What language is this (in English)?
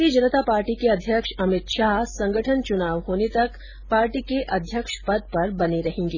Hindi